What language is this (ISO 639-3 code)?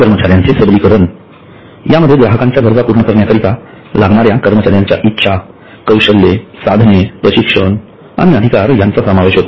mar